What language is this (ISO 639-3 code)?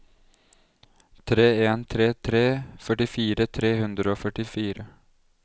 nor